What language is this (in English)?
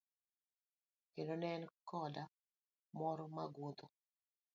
Luo (Kenya and Tanzania)